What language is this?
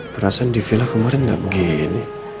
Indonesian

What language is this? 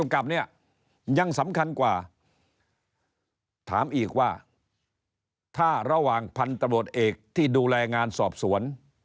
Thai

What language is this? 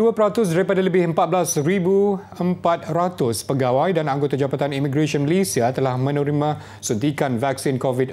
Malay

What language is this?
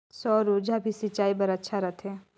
Chhattisgarhi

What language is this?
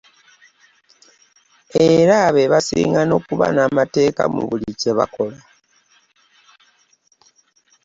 Ganda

